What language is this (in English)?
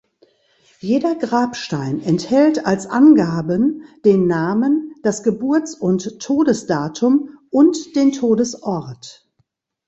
German